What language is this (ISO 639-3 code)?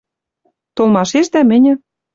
mrj